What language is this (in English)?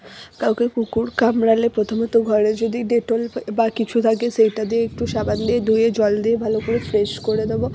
Bangla